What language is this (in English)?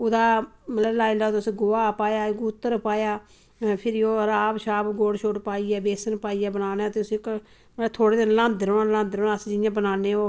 Dogri